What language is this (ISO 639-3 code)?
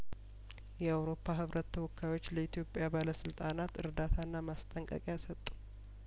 amh